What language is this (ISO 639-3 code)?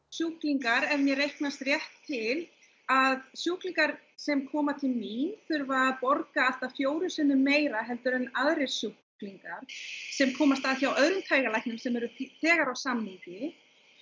isl